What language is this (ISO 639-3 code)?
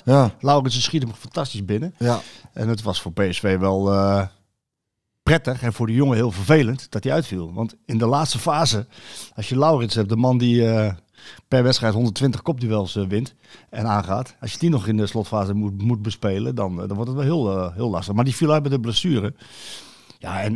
nld